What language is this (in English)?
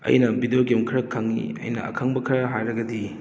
Manipuri